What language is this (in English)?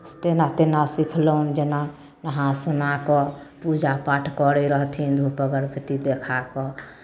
Maithili